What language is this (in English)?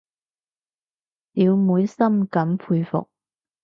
Cantonese